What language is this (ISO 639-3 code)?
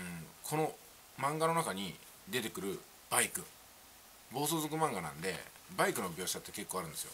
jpn